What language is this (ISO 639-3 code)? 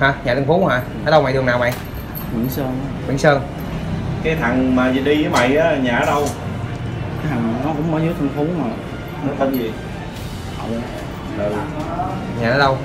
vie